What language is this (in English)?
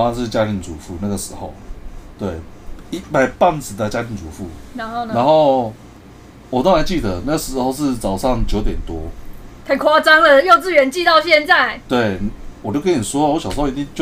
Chinese